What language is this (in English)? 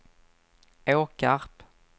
Swedish